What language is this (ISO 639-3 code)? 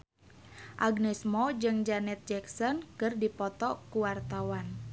sun